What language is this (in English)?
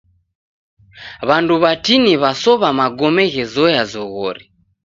Taita